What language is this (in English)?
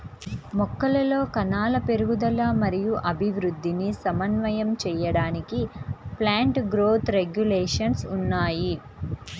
Telugu